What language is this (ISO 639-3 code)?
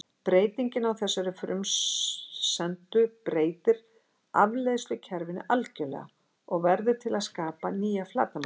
isl